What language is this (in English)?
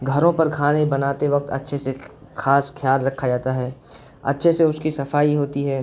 Urdu